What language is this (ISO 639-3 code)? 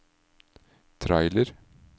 nor